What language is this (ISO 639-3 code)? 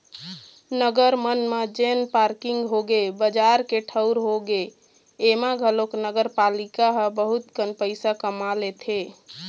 hne